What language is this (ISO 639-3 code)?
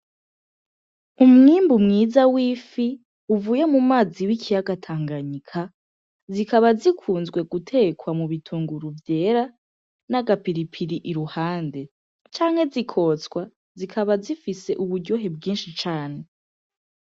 run